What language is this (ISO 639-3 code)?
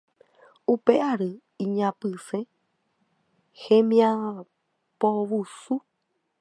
grn